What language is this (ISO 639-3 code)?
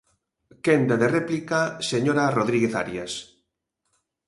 glg